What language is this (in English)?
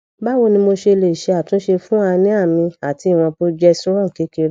Yoruba